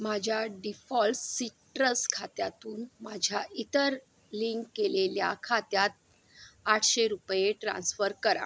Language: Marathi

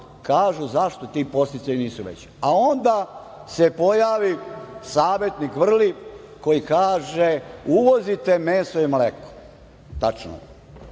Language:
Serbian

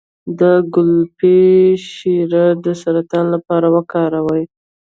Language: Pashto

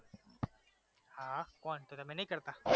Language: Gujarati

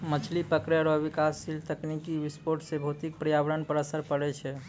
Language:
Maithili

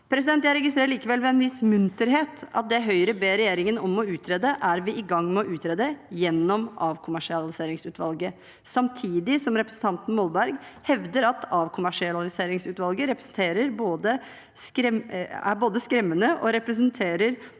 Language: Norwegian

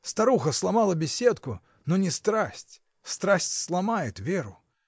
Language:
Russian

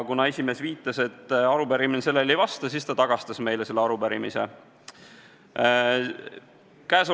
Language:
Estonian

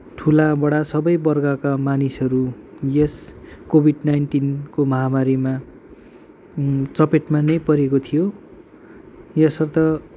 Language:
Nepali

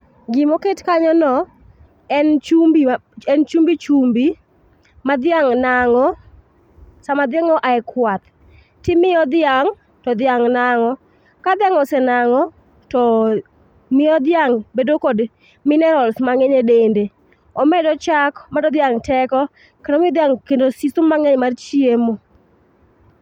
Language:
Luo (Kenya and Tanzania)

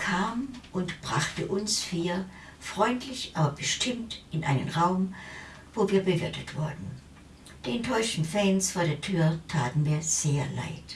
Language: German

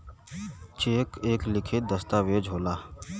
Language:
Bhojpuri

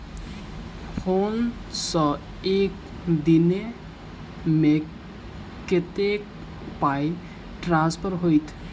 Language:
Maithili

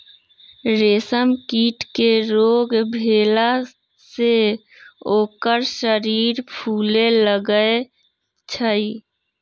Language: Magahi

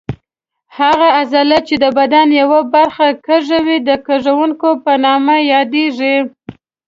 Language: Pashto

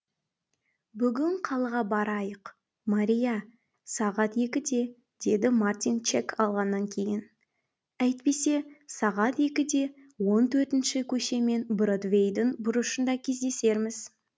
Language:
Kazakh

